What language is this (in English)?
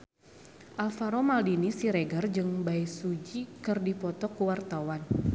Sundanese